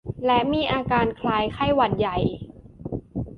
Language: Thai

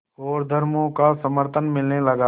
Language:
Hindi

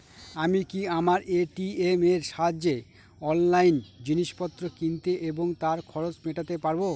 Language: Bangla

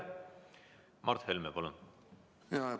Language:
Estonian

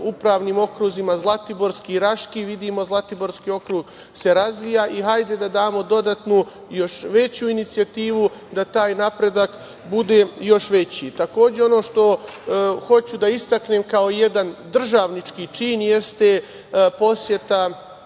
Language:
Serbian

